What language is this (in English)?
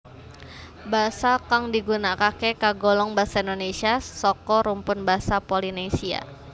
Javanese